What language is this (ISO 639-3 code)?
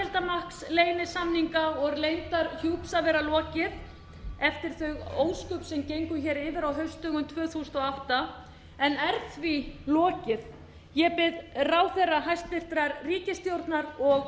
isl